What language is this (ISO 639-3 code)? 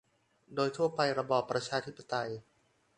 tha